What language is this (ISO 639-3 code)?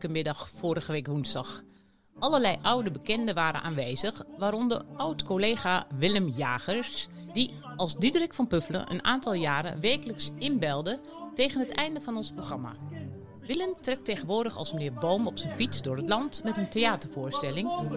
nld